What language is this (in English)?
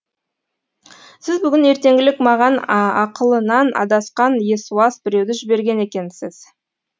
Kazakh